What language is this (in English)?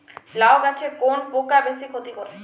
Bangla